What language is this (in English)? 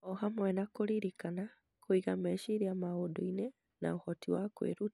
Kikuyu